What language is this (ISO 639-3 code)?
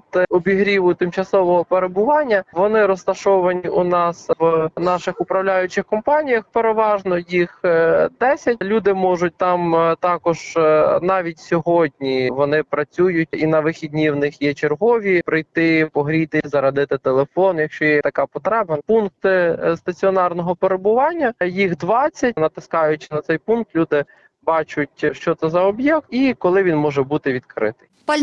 ukr